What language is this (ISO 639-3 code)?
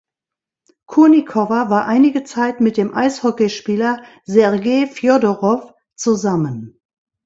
deu